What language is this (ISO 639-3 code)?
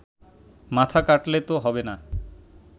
ben